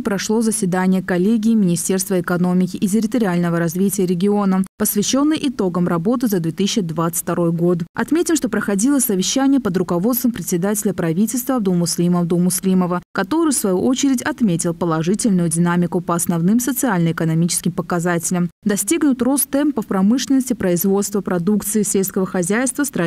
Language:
Russian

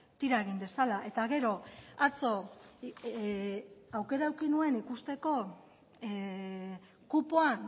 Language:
Basque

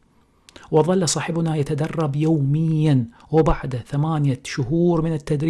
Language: Arabic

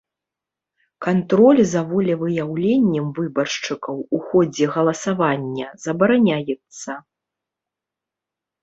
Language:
Belarusian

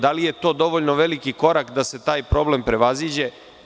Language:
Serbian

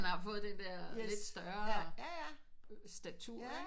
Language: Danish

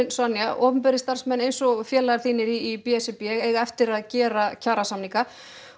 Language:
Icelandic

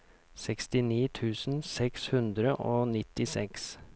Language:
Norwegian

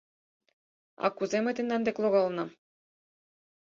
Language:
Mari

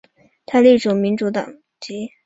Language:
Chinese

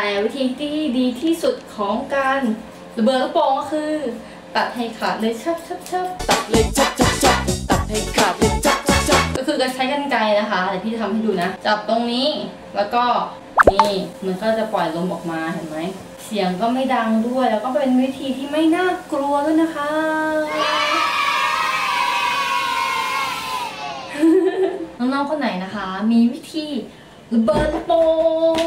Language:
Thai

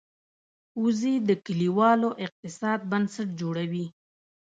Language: Pashto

